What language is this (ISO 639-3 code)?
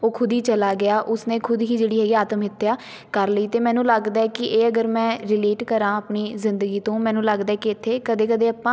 pan